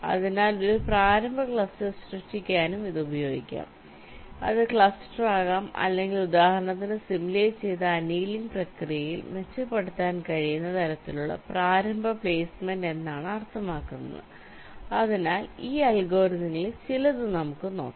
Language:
Malayalam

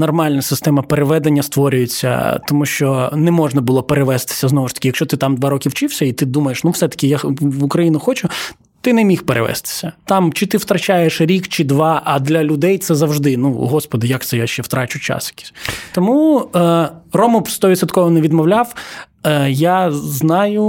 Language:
Ukrainian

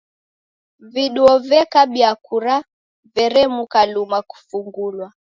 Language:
Taita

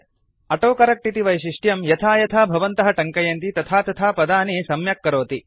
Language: Sanskrit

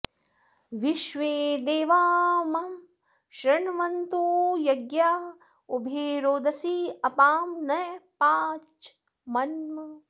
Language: Sanskrit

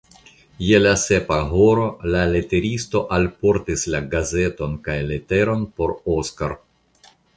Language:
Esperanto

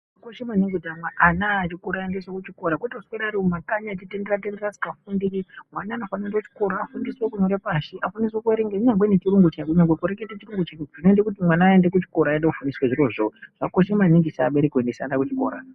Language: Ndau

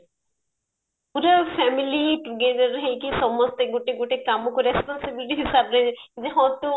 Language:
Odia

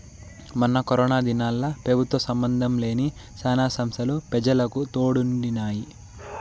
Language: Telugu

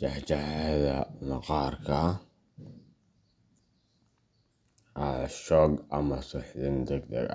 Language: Somali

